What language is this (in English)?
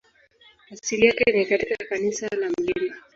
Swahili